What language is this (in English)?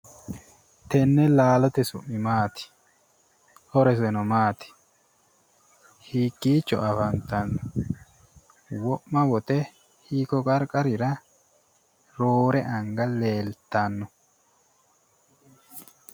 Sidamo